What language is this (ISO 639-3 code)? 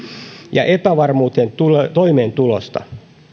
fin